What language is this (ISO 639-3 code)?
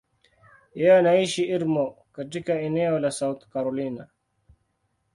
swa